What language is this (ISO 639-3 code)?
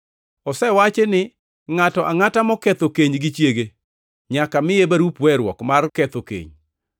luo